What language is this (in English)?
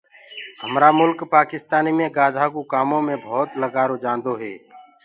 Gurgula